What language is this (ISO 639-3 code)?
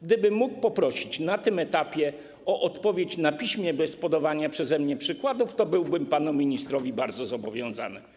pol